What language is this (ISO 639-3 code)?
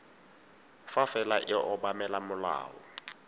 tsn